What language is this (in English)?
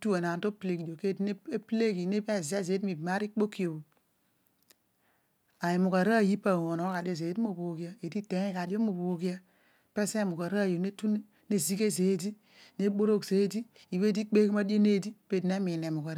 Odual